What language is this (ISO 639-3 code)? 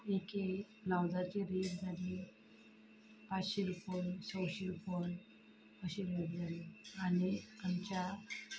kok